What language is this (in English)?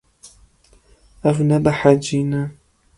Kurdish